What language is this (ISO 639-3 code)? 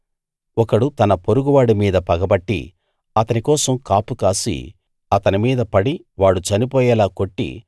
tel